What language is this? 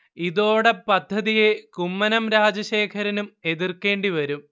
Malayalam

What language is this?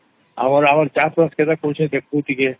Odia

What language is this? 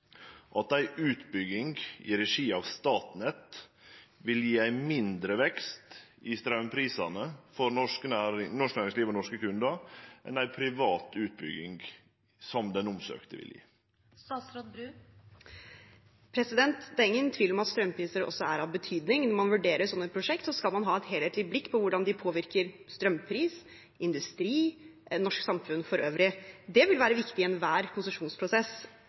Norwegian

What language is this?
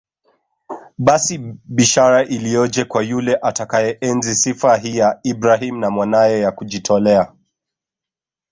Swahili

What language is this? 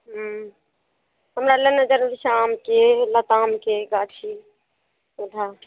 Maithili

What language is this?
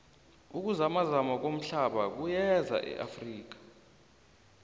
South Ndebele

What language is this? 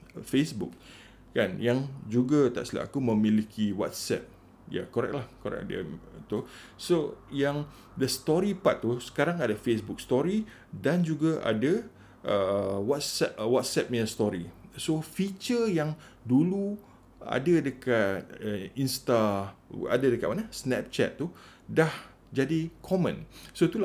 Malay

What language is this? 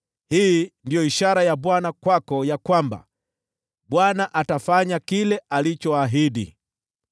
Swahili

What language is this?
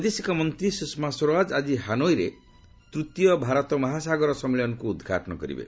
Odia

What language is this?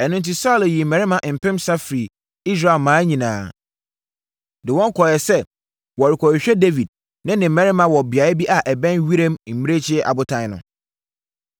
Akan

